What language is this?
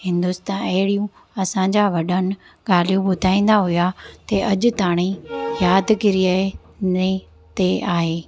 Sindhi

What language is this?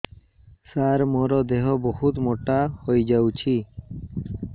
Odia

